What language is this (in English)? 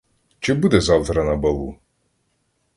Ukrainian